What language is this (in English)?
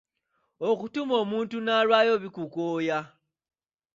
Ganda